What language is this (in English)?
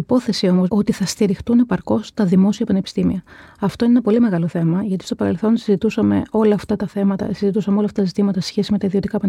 Greek